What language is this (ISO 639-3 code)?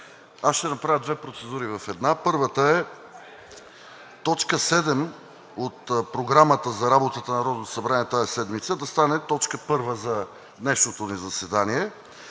bul